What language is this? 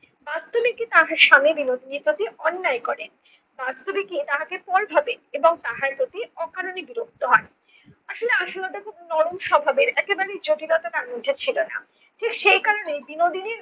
Bangla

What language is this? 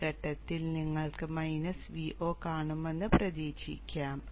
Malayalam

